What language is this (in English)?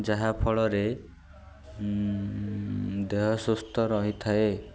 Odia